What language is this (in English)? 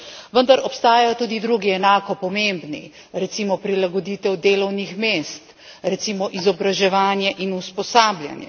Slovenian